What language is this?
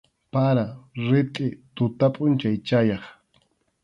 Arequipa-La Unión Quechua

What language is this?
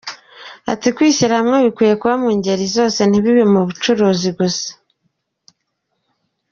Kinyarwanda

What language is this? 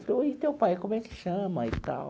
Portuguese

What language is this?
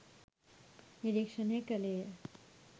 Sinhala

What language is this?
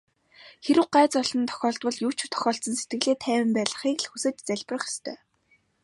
Mongolian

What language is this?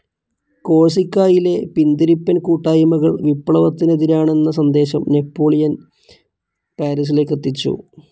Malayalam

